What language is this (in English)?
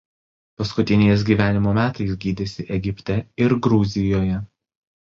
Lithuanian